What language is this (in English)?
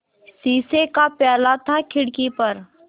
Hindi